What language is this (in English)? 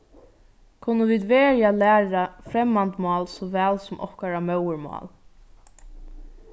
Faroese